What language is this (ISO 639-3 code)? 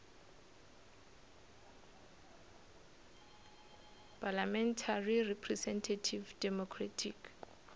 nso